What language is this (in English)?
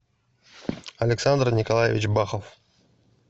Russian